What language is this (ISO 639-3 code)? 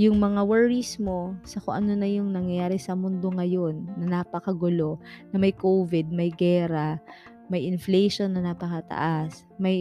fil